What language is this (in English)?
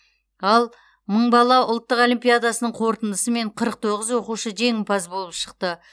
Kazakh